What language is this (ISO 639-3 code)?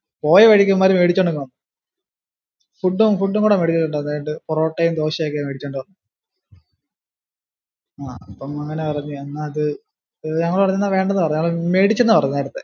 mal